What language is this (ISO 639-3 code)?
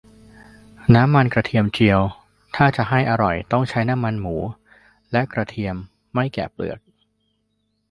tha